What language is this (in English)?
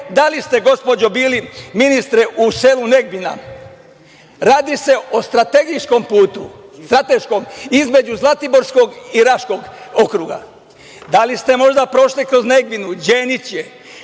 Serbian